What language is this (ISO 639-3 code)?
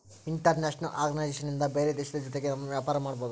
kan